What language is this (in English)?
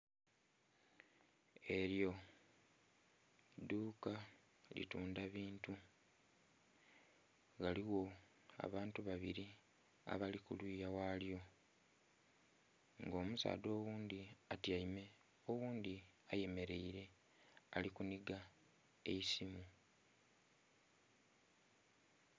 Soga